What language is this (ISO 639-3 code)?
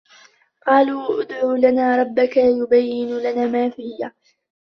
ara